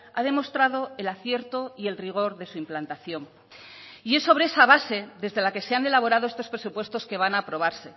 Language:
Spanish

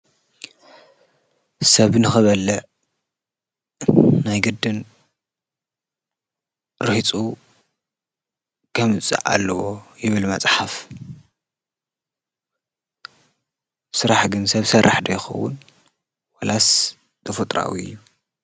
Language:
Tigrinya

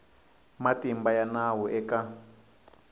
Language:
Tsonga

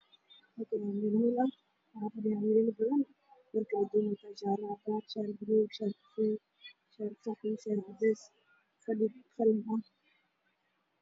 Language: Somali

